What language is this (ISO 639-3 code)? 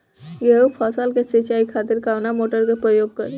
bho